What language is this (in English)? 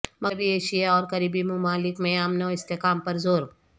Urdu